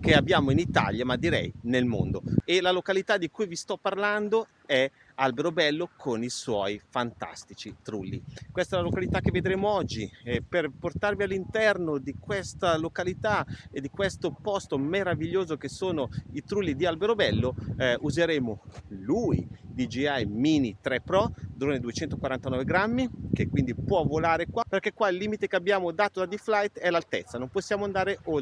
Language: Italian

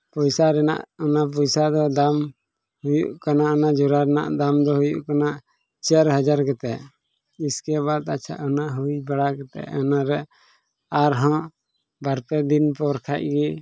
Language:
Santali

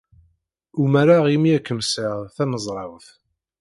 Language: Kabyle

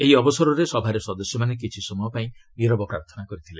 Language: Odia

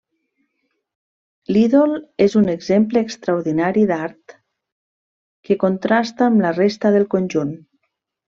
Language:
Catalan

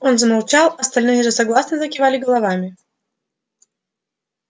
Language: Russian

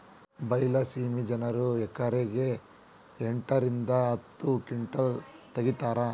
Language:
Kannada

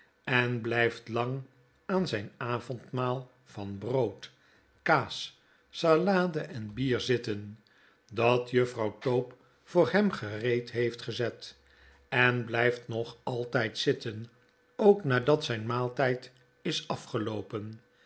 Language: Dutch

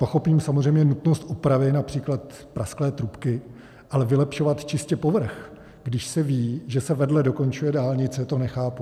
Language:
Czech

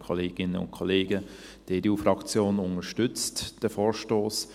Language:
Swiss German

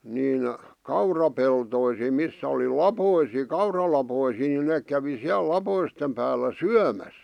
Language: Finnish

